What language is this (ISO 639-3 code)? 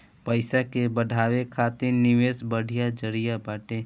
bho